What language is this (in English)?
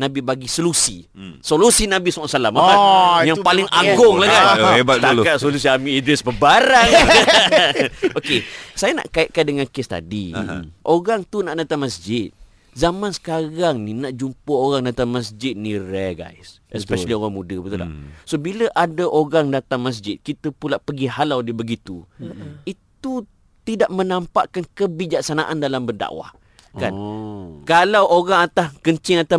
Malay